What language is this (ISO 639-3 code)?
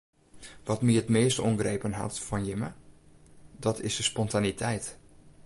fry